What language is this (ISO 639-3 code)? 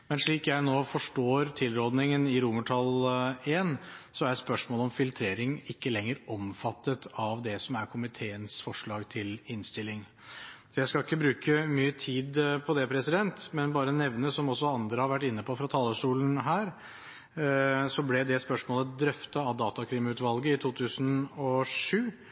nob